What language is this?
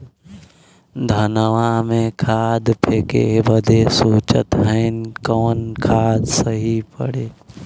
Bhojpuri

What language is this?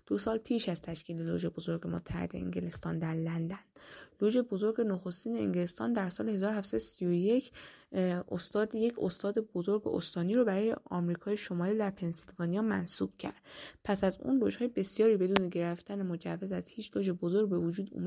Persian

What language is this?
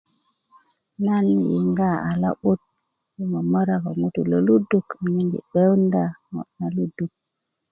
Kuku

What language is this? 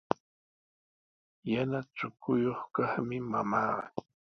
Sihuas Ancash Quechua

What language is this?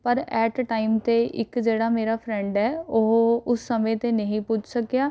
Punjabi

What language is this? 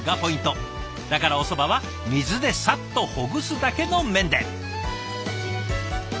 Japanese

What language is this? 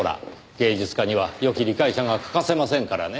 Japanese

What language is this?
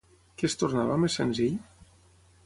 Catalan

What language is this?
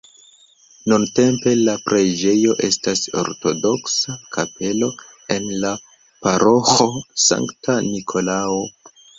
Esperanto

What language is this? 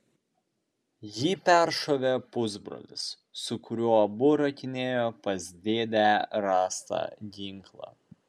Lithuanian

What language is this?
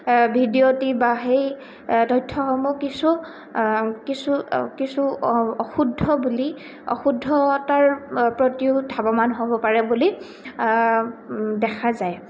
Assamese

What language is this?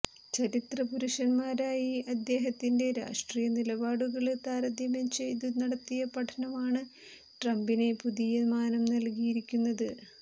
Malayalam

